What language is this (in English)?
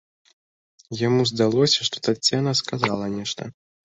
Belarusian